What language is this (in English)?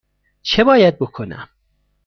Persian